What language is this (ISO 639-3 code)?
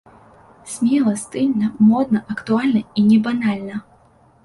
bel